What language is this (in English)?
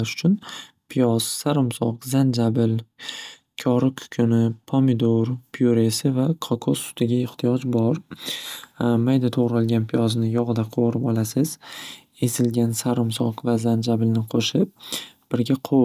Uzbek